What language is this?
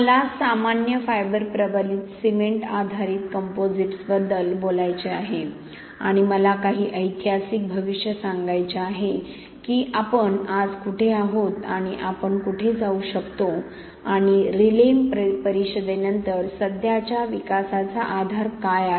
Marathi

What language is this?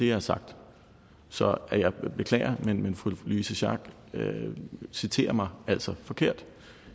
Danish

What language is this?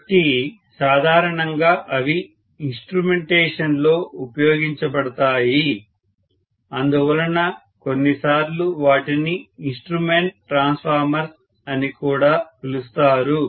Telugu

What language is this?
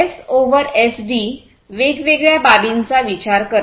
Marathi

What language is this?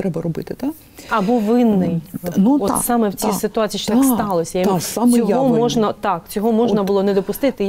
Ukrainian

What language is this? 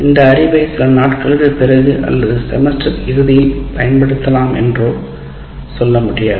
Tamil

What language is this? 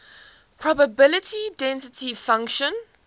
English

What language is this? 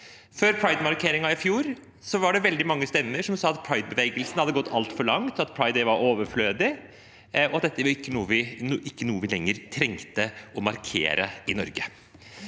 Norwegian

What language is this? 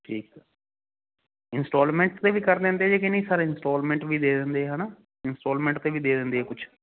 Punjabi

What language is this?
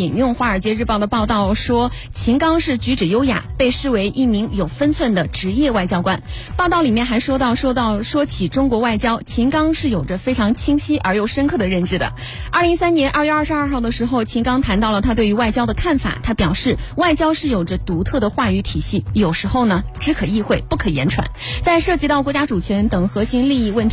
Chinese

